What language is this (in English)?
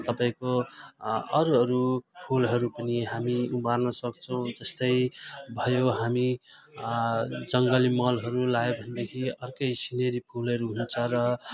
Nepali